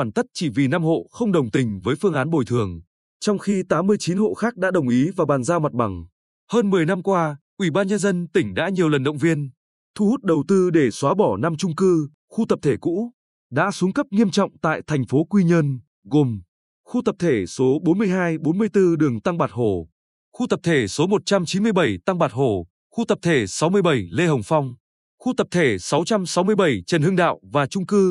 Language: Vietnamese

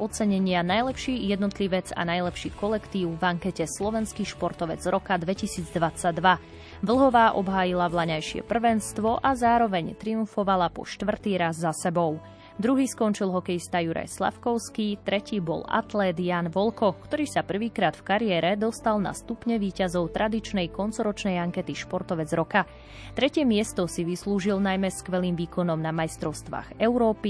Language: Slovak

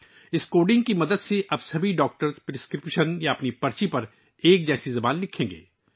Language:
Urdu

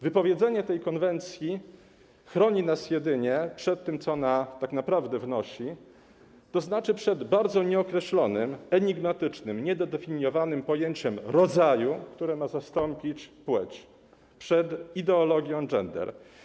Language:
Polish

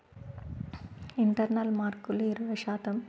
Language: Telugu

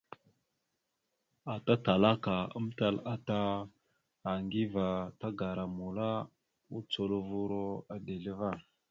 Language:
Mada (Cameroon)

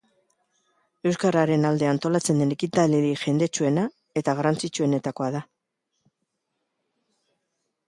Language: Basque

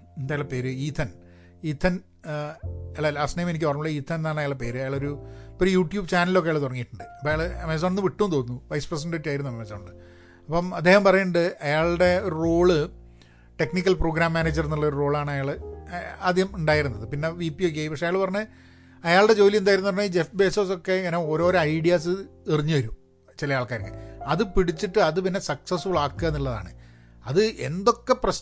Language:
Malayalam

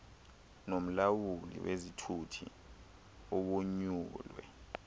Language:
Xhosa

